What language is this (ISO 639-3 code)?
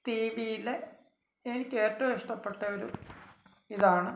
mal